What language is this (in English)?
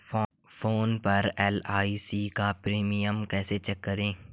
Hindi